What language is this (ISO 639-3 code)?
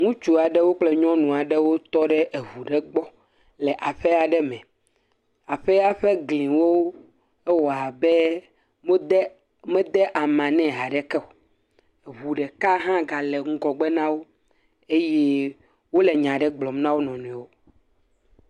ewe